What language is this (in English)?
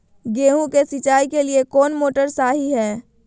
Magahi